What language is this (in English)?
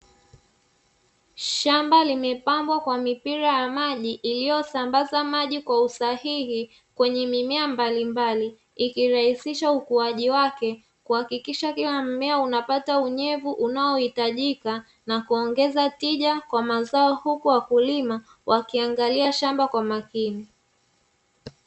Swahili